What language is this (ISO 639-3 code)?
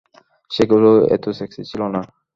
ben